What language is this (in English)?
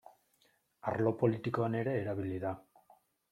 Basque